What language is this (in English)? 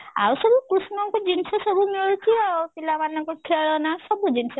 Odia